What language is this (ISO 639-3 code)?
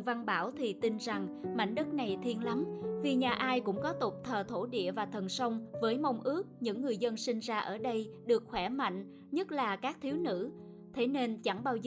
vie